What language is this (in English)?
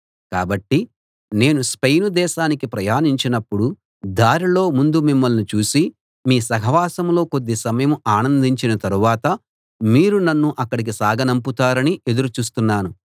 Telugu